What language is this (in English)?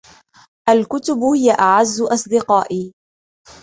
Arabic